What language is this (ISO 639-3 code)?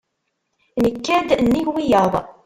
kab